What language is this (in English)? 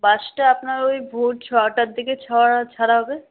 Bangla